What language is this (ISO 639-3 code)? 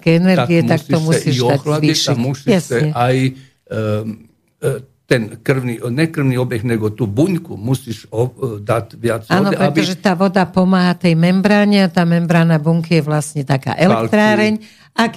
slk